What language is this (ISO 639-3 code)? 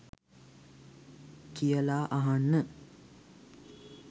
sin